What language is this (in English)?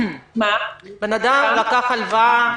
Hebrew